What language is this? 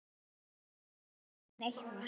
Icelandic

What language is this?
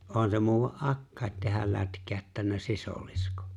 Finnish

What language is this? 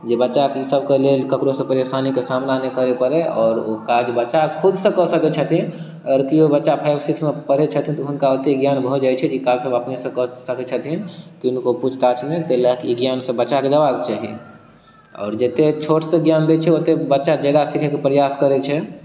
Maithili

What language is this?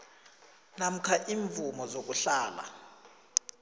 South Ndebele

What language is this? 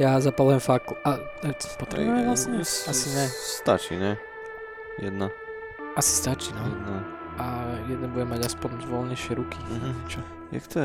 Slovak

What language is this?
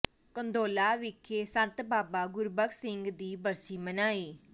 Punjabi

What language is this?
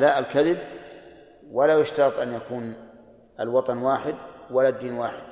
Arabic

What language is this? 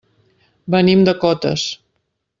Catalan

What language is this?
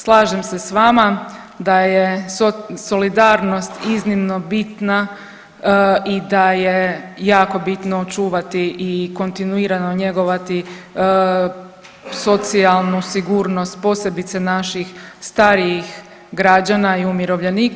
Croatian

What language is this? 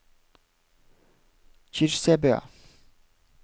Norwegian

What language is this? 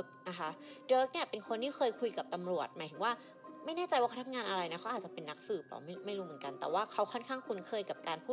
Thai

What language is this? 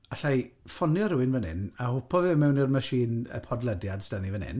Welsh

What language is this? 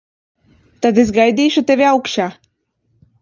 Latvian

